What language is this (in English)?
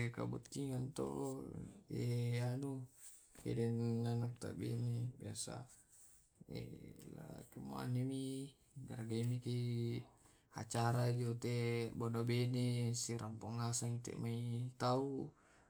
Tae'